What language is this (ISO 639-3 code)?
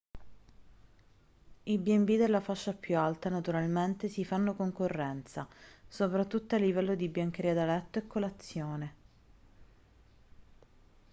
ita